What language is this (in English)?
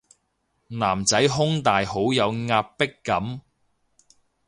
Cantonese